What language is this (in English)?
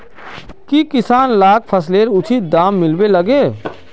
Magahi